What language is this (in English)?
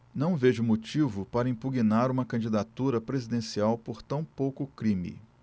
Portuguese